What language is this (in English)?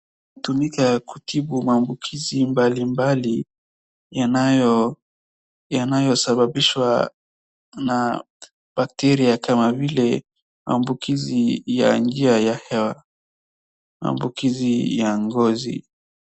Swahili